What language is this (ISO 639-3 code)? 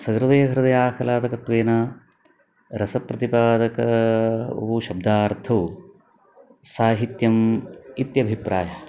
san